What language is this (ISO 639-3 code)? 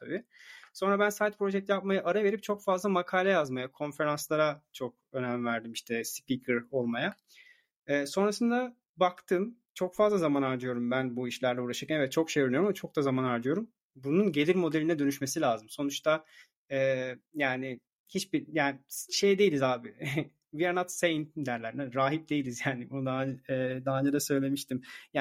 tur